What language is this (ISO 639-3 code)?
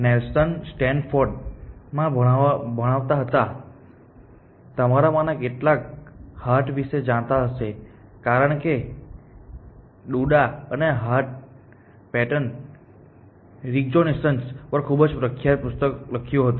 guj